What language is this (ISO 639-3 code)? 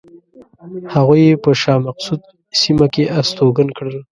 pus